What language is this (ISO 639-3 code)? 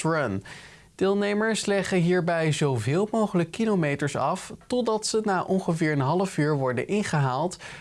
nld